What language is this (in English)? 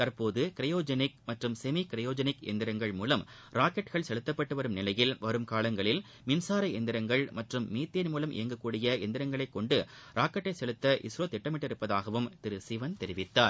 Tamil